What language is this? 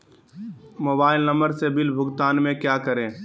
Magahi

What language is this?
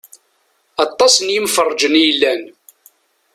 Kabyle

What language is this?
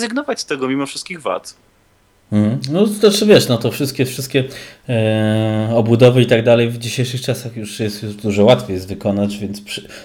Polish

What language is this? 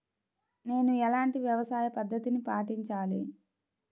Telugu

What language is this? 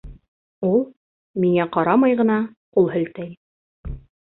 Bashkir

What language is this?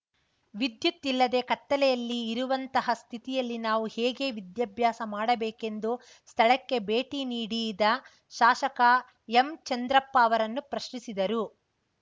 Kannada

